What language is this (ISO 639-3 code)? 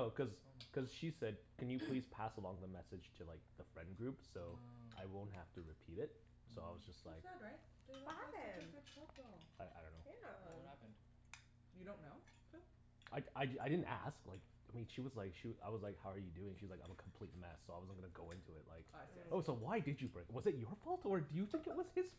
eng